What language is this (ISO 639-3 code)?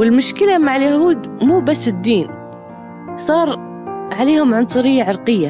ara